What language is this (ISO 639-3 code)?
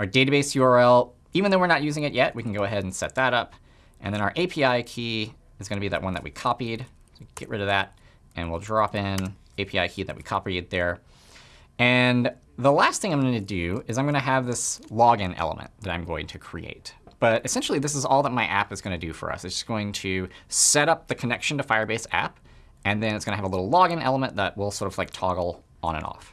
eng